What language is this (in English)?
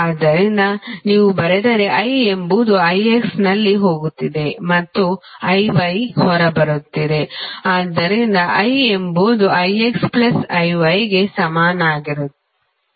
Kannada